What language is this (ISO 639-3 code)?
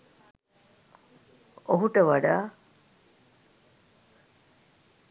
sin